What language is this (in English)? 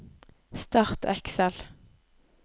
Norwegian